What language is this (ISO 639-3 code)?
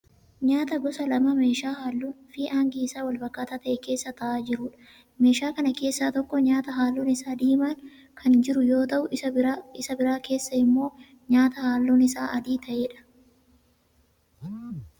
orm